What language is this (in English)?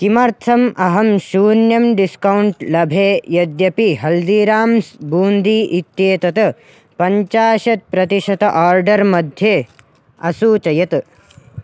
Sanskrit